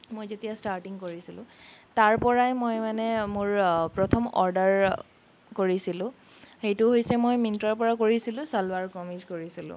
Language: Assamese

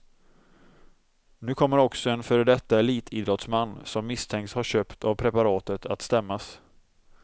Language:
Swedish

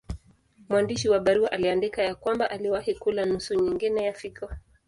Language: Swahili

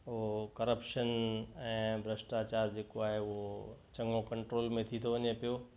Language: Sindhi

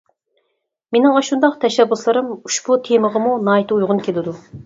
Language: Uyghur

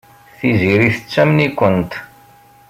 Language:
Kabyle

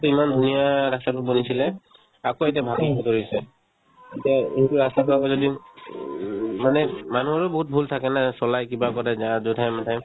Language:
Assamese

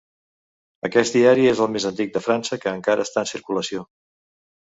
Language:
Catalan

